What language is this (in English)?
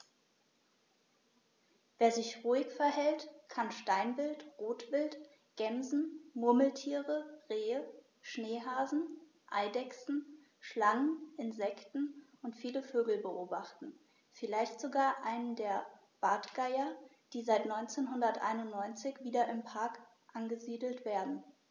German